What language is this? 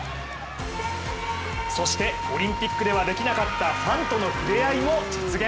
Japanese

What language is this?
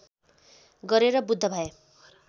Nepali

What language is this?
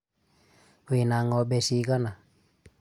Kikuyu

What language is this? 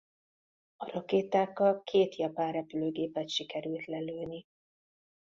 Hungarian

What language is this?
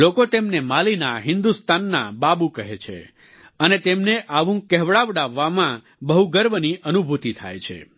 Gujarati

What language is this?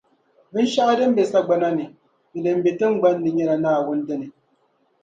Dagbani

